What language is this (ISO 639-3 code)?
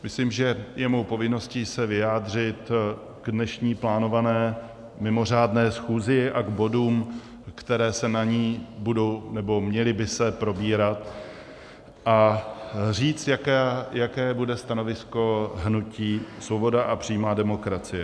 ces